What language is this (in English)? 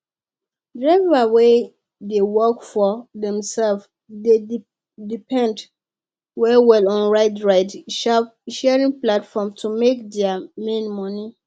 Nigerian Pidgin